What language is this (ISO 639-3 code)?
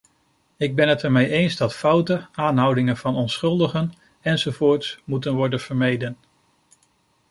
nld